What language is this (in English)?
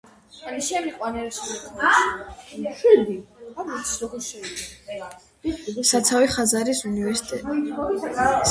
Georgian